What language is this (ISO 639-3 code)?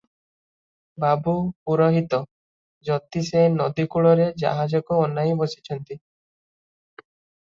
ori